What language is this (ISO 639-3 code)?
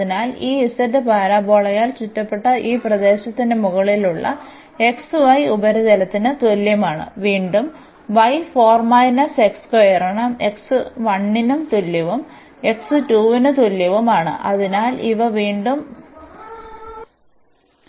mal